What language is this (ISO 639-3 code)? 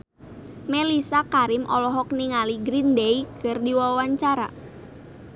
sun